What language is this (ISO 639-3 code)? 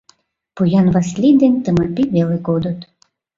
chm